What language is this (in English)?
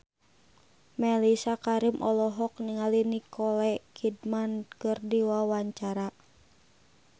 Sundanese